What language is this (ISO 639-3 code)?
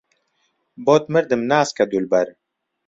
ckb